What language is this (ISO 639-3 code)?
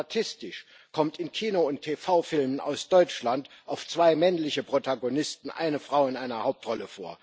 deu